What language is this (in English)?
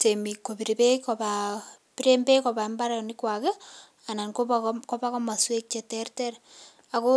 Kalenjin